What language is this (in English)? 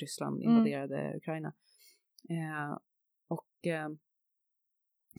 Swedish